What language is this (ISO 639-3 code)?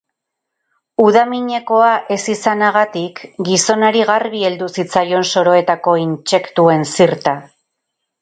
eus